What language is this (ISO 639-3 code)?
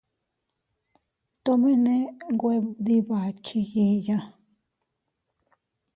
cut